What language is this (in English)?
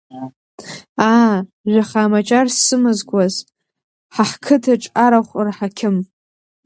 Abkhazian